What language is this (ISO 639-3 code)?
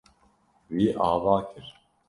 kur